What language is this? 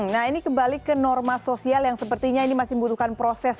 Indonesian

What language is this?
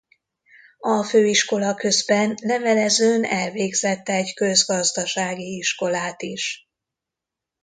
Hungarian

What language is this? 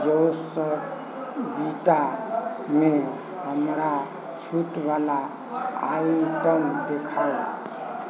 Maithili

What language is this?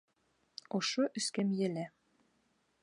Bashkir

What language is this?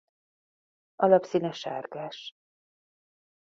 Hungarian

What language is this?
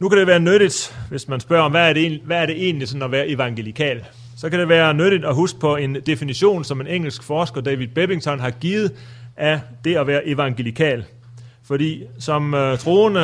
Danish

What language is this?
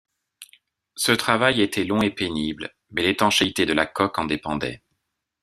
French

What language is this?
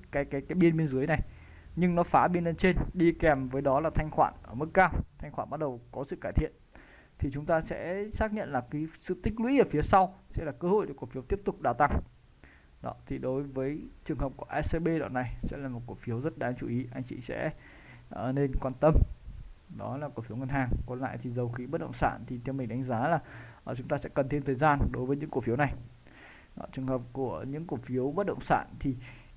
Vietnamese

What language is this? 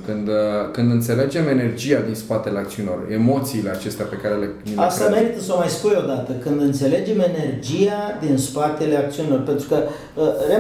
Romanian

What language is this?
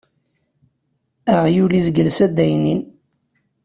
Kabyle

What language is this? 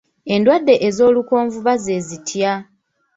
Ganda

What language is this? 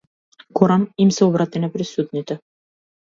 Macedonian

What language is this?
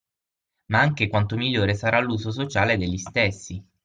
Italian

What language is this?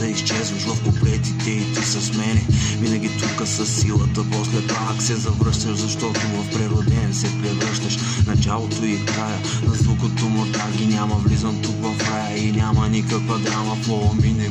Bulgarian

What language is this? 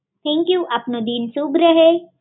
Gujarati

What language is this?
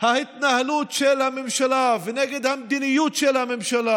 Hebrew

